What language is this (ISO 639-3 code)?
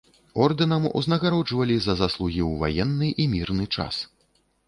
bel